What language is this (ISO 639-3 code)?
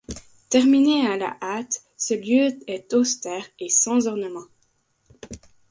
fra